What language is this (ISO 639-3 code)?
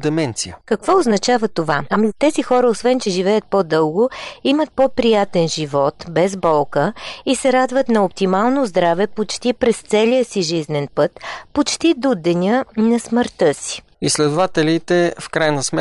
bul